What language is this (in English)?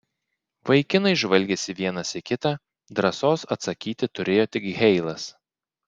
Lithuanian